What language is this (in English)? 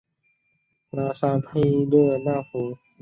Chinese